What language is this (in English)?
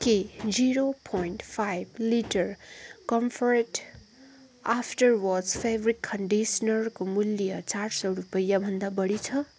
Nepali